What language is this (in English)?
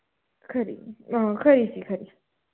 Dogri